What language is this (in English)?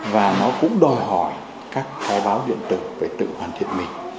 Vietnamese